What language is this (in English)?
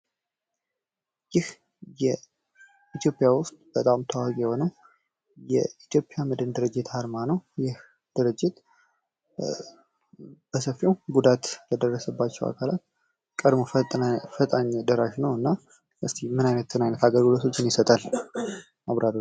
Amharic